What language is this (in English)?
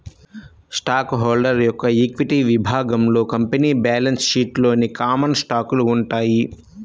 Telugu